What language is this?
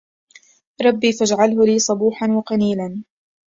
Arabic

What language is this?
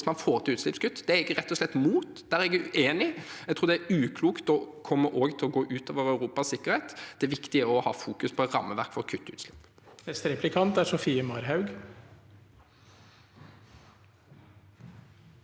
Norwegian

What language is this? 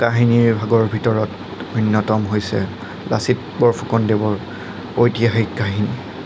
Assamese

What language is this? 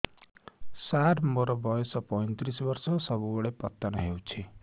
Odia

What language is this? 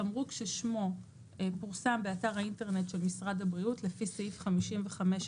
Hebrew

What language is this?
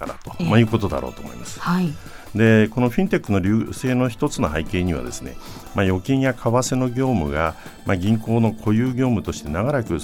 Japanese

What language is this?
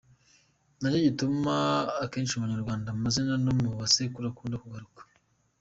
Kinyarwanda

